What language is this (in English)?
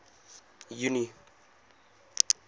Afrikaans